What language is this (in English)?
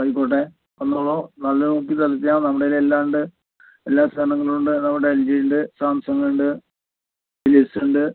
Malayalam